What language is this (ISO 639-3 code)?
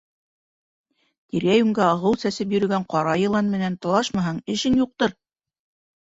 bak